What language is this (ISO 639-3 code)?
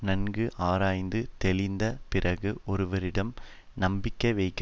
tam